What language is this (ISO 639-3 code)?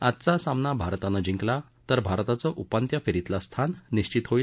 mar